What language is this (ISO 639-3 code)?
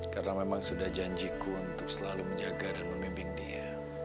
ind